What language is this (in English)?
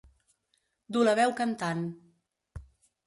Catalan